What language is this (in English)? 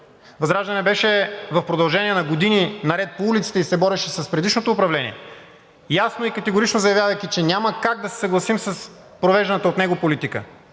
Bulgarian